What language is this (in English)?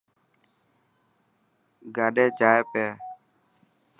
Dhatki